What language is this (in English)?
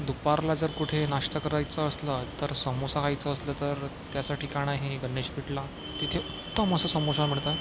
Marathi